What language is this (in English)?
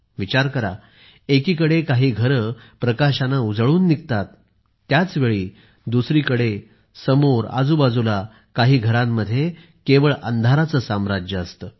Marathi